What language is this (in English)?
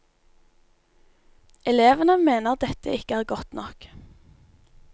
Norwegian